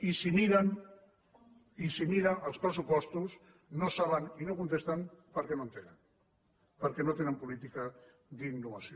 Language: Catalan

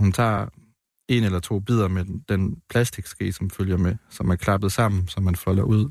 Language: Danish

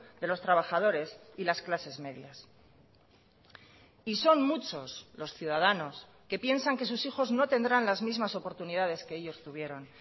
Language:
Spanish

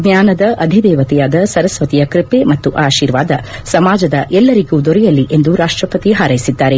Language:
Kannada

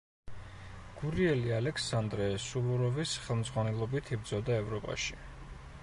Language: Georgian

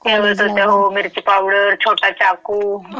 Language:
Marathi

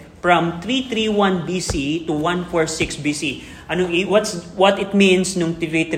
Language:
Filipino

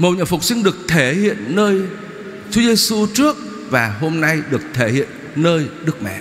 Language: Vietnamese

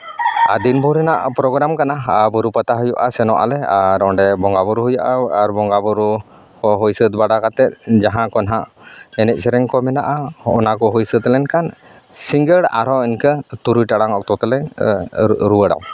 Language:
Santali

